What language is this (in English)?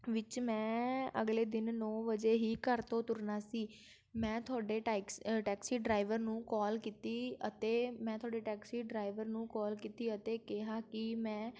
Punjabi